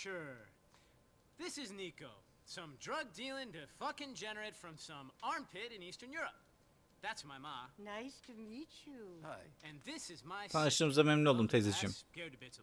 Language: Turkish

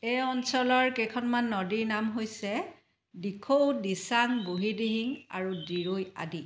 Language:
Assamese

